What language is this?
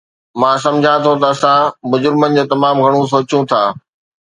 Sindhi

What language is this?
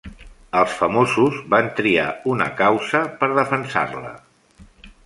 Catalan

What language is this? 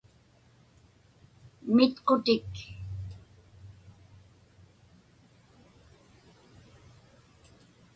Inupiaq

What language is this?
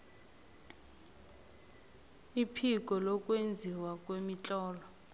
South Ndebele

